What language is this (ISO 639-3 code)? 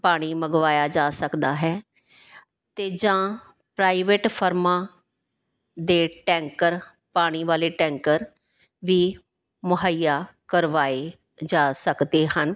pan